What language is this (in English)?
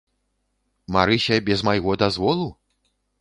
Belarusian